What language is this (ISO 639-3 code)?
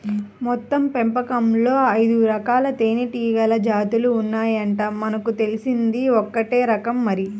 tel